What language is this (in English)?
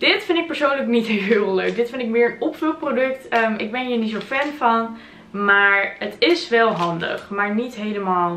Dutch